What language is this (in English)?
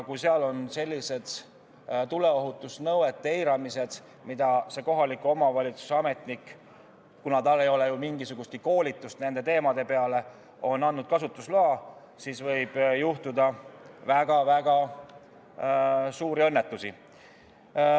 Estonian